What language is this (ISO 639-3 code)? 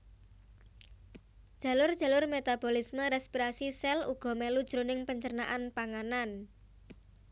jav